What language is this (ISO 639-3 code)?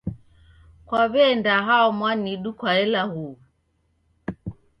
dav